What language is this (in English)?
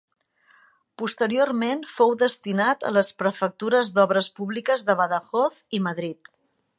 Catalan